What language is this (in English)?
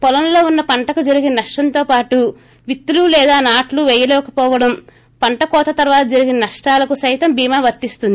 Telugu